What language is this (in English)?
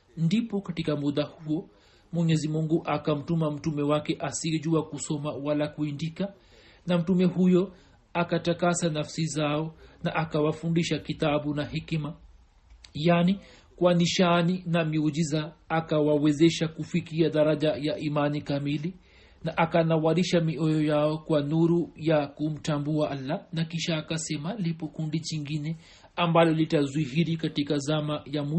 Swahili